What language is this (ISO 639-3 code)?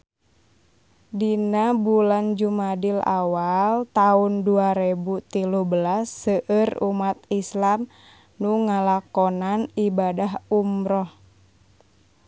sun